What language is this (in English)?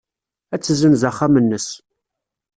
Kabyle